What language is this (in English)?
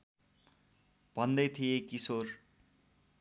Nepali